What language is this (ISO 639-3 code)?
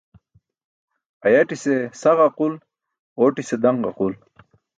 bsk